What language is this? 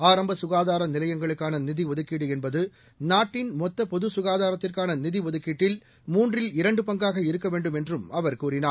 Tamil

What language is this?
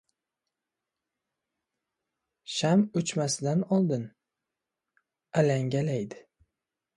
Uzbek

